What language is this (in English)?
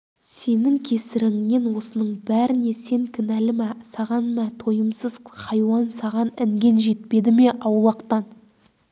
Kazakh